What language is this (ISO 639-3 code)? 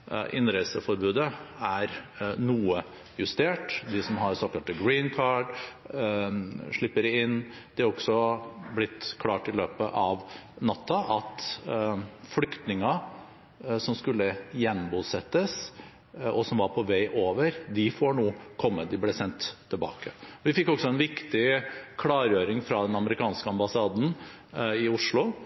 nob